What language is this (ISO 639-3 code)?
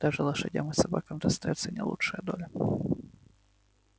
rus